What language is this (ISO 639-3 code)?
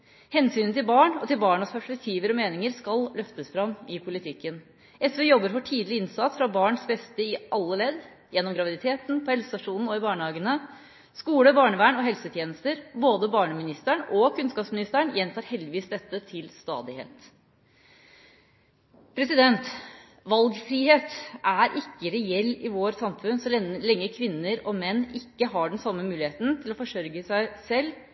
nob